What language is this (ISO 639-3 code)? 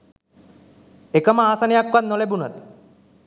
sin